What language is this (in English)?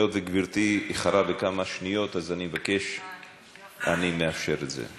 Hebrew